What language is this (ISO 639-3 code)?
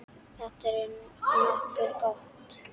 isl